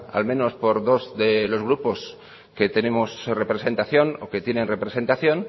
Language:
Spanish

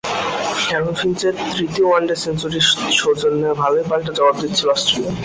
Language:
Bangla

